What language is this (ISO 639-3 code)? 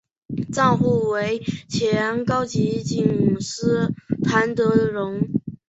zho